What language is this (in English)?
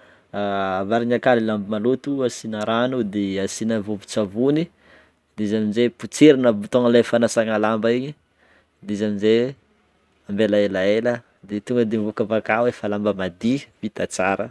Northern Betsimisaraka Malagasy